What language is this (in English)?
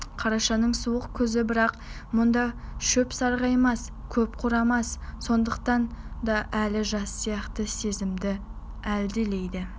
Kazakh